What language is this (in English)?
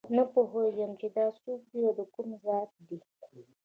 Pashto